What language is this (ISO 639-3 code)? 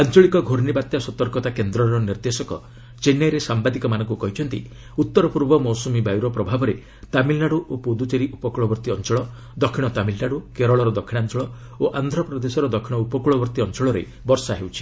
ori